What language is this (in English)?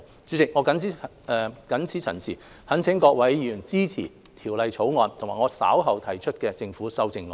Cantonese